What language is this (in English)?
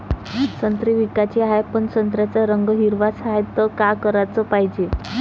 Marathi